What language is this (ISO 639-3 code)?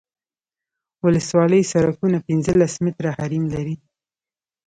pus